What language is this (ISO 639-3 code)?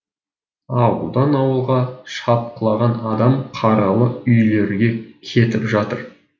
kaz